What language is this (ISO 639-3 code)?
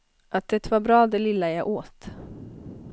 swe